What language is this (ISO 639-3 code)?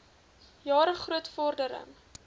afr